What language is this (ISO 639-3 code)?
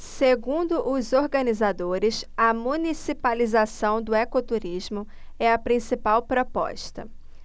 por